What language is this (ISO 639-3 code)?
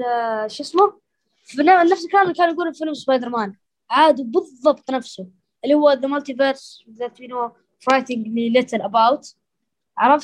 ara